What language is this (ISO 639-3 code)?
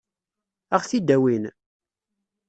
kab